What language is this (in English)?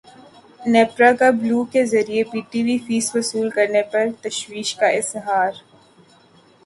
Urdu